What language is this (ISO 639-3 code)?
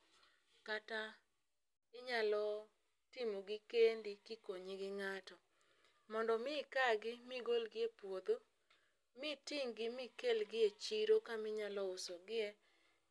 luo